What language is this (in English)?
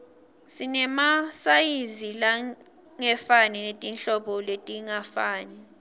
Swati